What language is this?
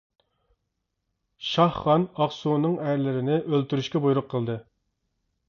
Uyghur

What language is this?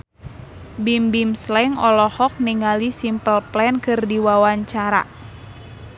Sundanese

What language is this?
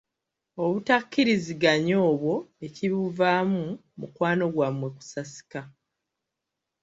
Ganda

